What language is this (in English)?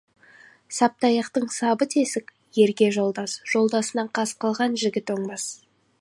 Kazakh